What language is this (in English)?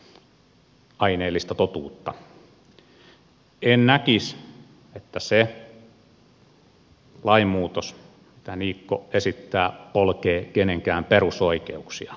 Finnish